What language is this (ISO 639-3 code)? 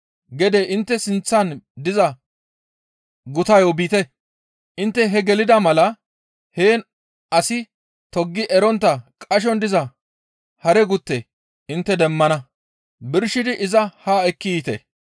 gmv